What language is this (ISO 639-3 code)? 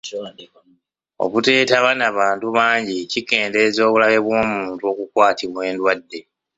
lug